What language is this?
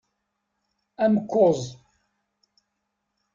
Kabyle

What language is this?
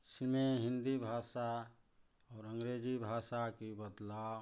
Hindi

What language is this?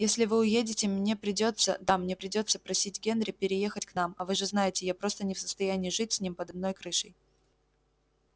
Russian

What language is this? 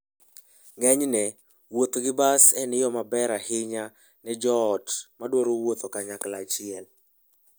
Luo (Kenya and Tanzania)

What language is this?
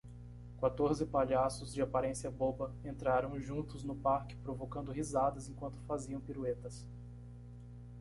Portuguese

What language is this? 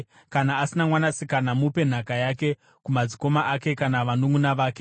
Shona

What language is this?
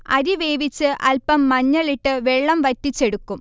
Malayalam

